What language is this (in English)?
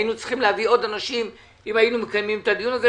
Hebrew